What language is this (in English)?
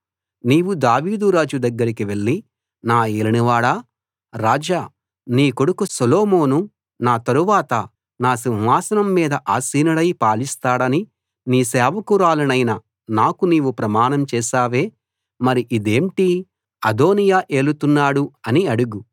Telugu